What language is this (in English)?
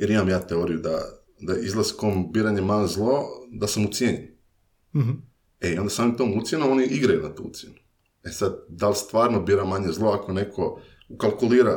Croatian